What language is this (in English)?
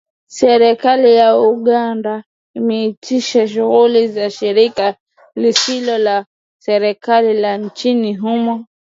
Swahili